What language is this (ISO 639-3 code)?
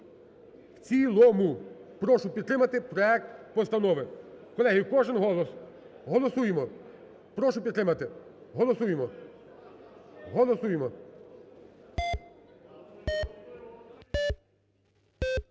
ukr